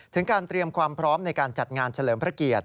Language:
Thai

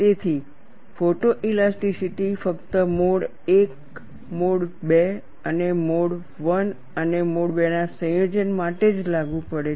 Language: Gujarati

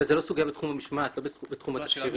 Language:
Hebrew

